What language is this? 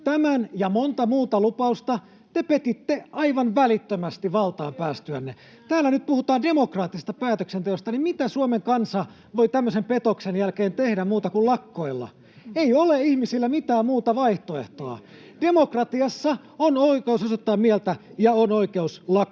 Finnish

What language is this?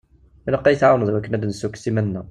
Kabyle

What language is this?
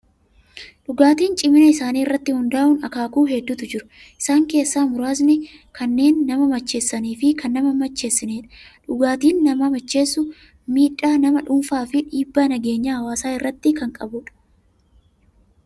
Oromo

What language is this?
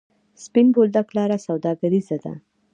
Pashto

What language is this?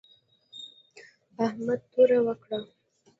Pashto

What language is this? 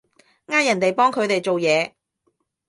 Cantonese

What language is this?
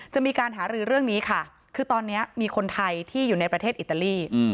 Thai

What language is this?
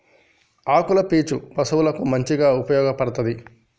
Telugu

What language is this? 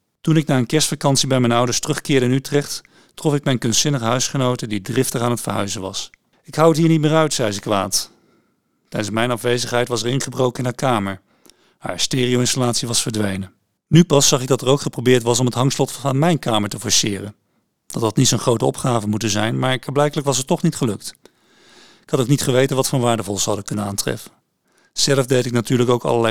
Dutch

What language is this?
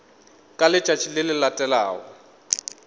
Northern Sotho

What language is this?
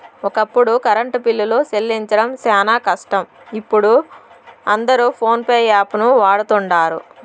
Telugu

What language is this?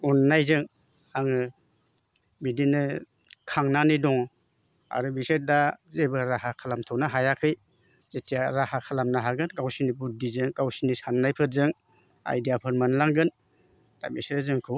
Bodo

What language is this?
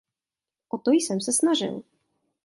Czech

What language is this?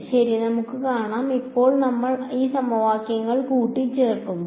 Malayalam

